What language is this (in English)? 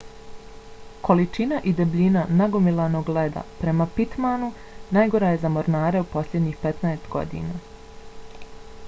Bosnian